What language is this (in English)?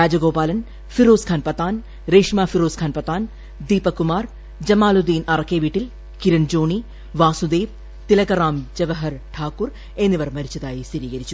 Malayalam